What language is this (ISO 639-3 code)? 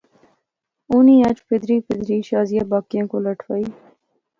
phr